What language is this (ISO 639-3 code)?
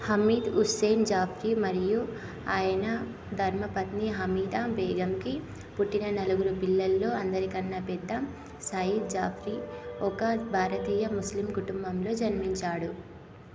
tel